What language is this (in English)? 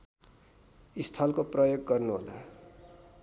Nepali